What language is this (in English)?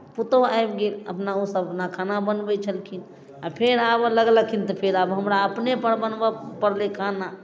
Maithili